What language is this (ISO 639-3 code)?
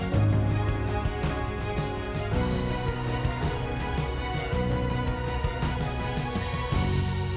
ind